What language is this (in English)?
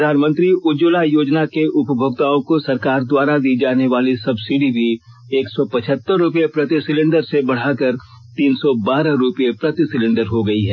Hindi